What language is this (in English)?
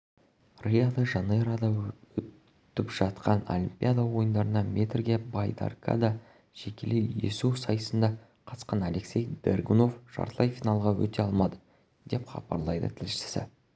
Kazakh